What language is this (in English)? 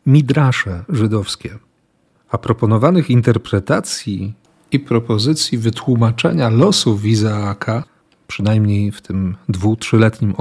Polish